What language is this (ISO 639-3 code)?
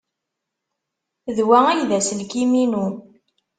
kab